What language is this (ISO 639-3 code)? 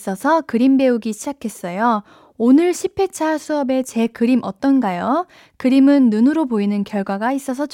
kor